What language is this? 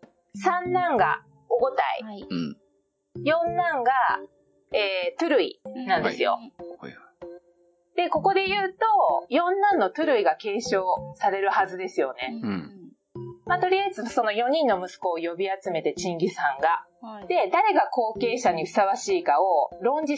Japanese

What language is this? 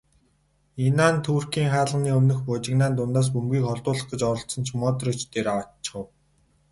Mongolian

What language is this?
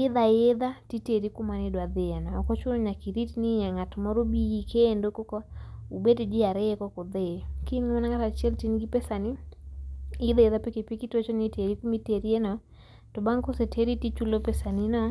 Luo (Kenya and Tanzania)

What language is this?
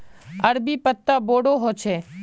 Magahi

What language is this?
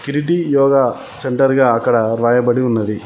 Telugu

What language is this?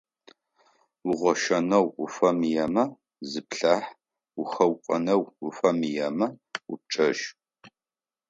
Adyghe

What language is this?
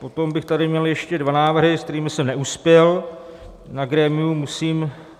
Czech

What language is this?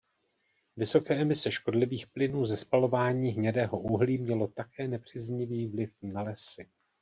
Czech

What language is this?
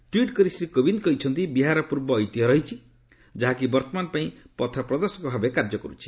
Odia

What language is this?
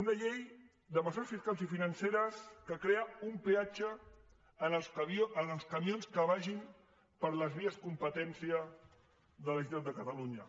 Catalan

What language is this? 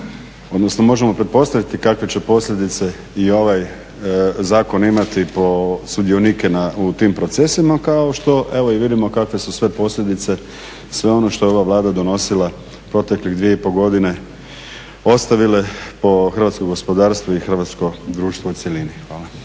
Croatian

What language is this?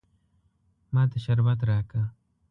Pashto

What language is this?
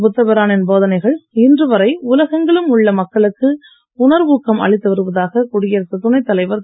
Tamil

